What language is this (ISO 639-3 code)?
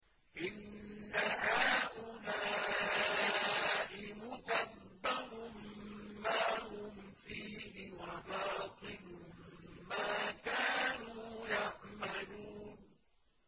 ara